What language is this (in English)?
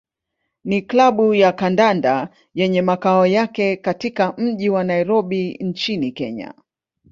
Swahili